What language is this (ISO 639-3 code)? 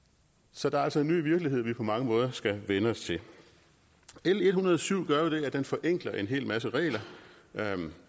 dan